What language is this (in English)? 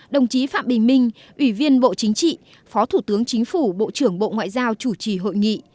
Vietnamese